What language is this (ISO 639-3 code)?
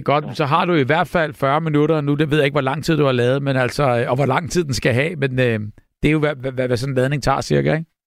dan